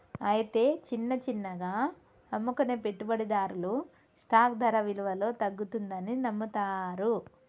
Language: Telugu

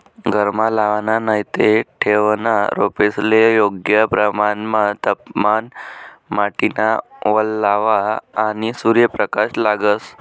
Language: Marathi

